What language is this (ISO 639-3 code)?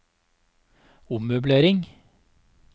nor